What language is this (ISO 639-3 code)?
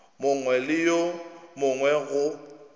nso